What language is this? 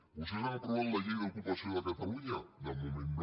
Catalan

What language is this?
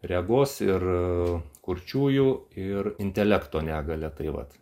Lithuanian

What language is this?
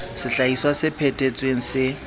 Southern Sotho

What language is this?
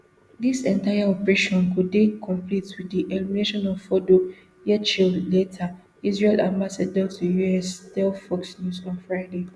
Nigerian Pidgin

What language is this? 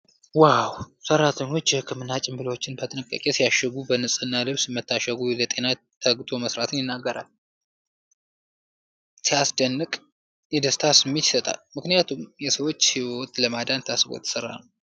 Amharic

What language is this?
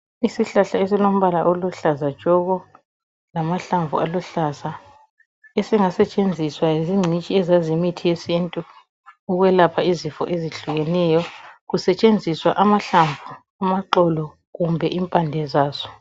North Ndebele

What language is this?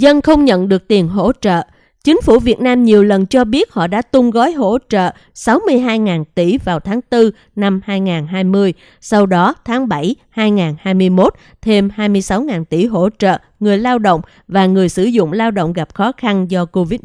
Vietnamese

